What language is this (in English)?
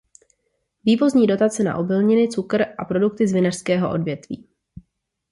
Czech